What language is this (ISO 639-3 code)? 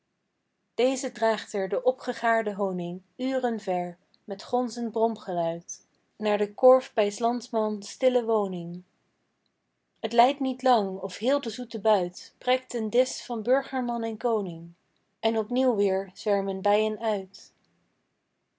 nld